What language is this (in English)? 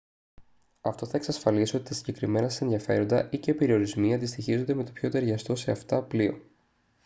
Greek